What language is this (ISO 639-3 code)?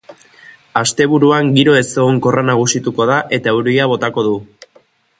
eus